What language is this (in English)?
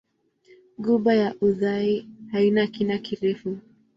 Swahili